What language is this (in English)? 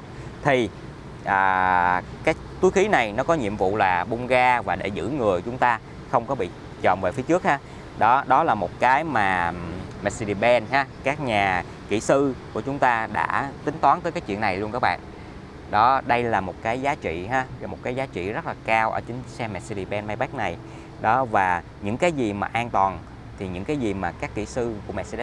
Vietnamese